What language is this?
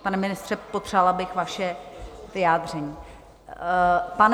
Czech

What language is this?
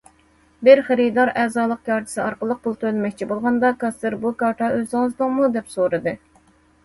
Uyghur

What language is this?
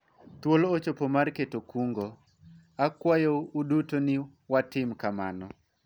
Luo (Kenya and Tanzania)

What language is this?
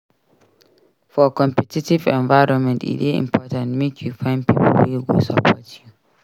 Nigerian Pidgin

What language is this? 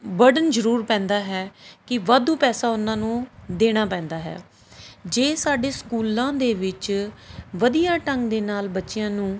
Punjabi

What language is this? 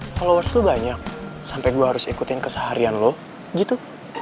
Indonesian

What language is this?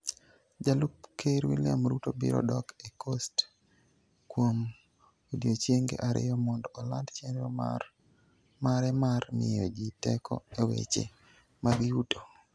Luo (Kenya and Tanzania)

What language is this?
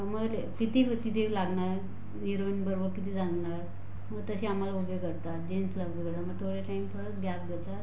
Marathi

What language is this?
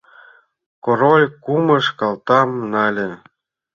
Mari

